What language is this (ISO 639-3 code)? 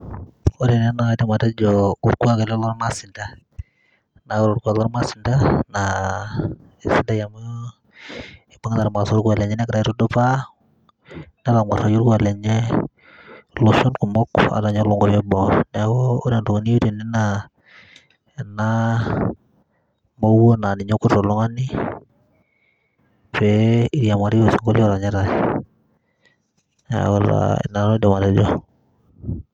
mas